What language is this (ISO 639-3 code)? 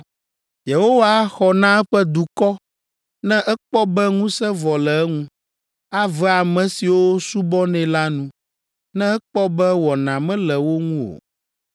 ewe